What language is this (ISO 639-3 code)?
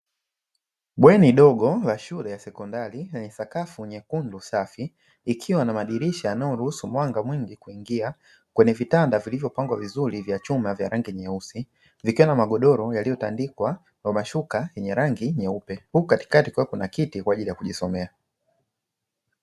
swa